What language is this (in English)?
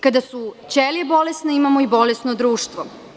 Serbian